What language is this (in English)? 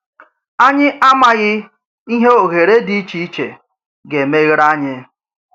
Igbo